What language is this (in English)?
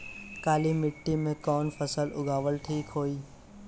Bhojpuri